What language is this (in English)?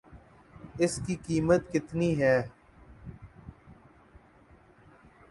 Urdu